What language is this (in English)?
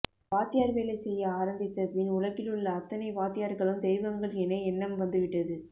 Tamil